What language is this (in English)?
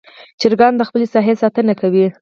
Pashto